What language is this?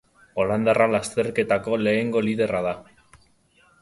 Basque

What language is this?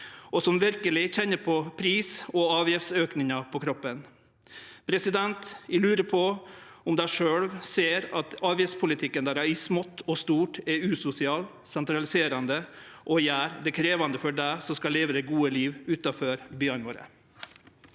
Norwegian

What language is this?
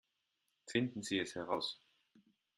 German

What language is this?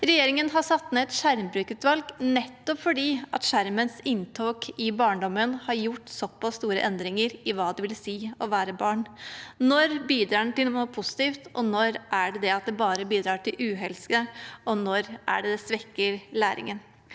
Norwegian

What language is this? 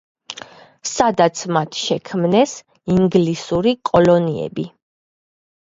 Georgian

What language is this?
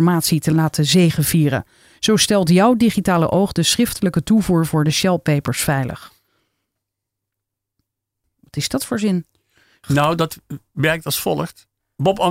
Dutch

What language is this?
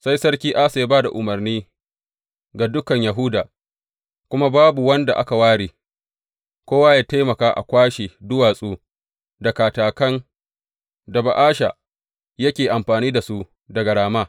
Hausa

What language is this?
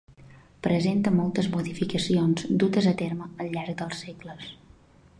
Catalan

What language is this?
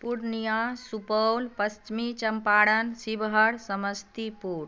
Maithili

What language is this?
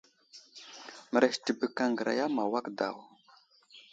Wuzlam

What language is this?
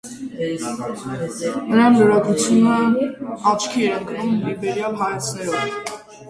Armenian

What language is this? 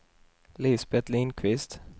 Swedish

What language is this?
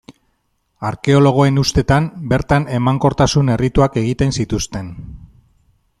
Basque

